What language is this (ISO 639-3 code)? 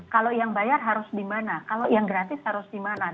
ind